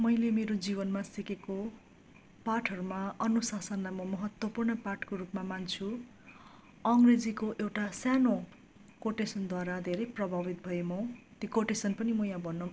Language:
Nepali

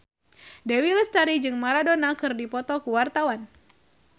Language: Sundanese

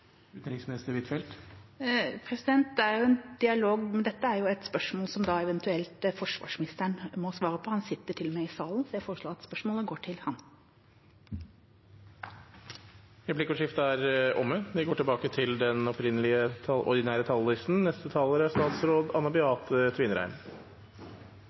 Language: Norwegian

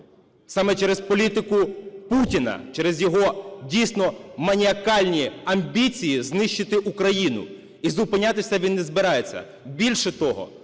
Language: Ukrainian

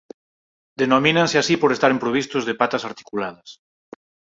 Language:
Galician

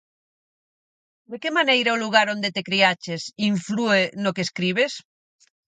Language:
Galician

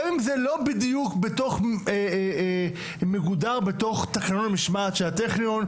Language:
Hebrew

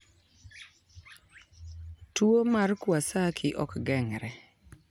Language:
Luo (Kenya and Tanzania)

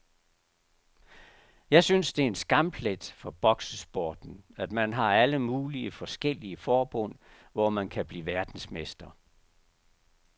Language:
Danish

